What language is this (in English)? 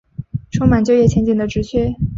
Chinese